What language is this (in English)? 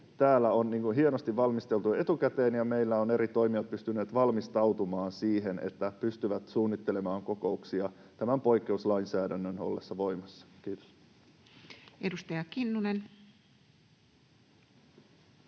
Finnish